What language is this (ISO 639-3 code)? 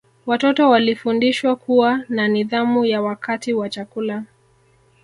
swa